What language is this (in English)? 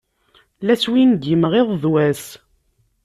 Kabyle